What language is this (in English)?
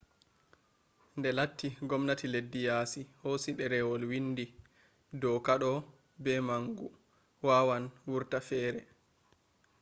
Fula